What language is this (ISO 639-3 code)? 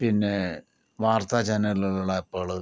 mal